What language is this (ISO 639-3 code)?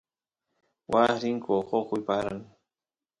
qus